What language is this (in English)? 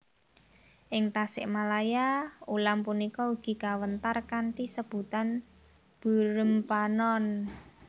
Javanese